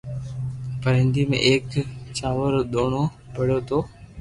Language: Loarki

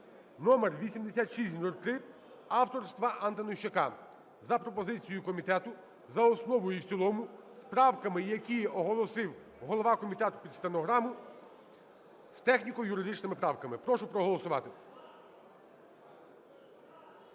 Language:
Ukrainian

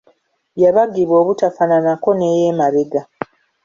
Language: Ganda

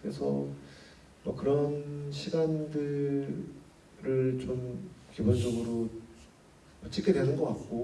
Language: Korean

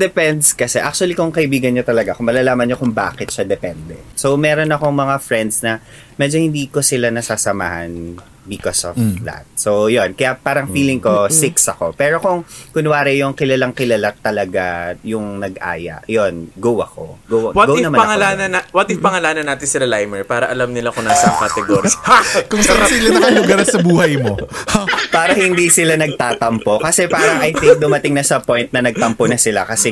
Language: Filipino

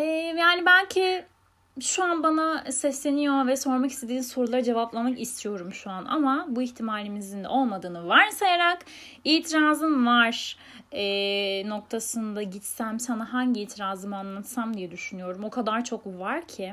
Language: Turkish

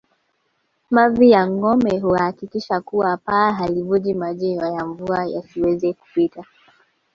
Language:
Swahili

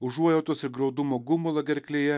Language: Lithuanian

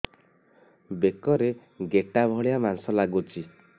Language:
Odia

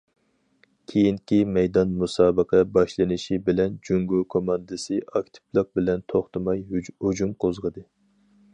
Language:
Uyghur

